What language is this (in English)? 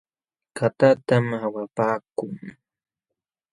Jauja Wanca Quechua